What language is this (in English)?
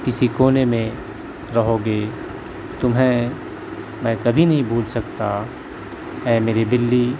Urdu